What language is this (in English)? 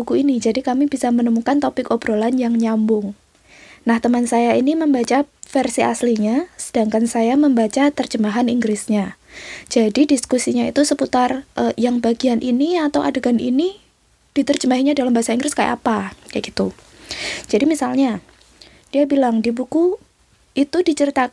Indonesian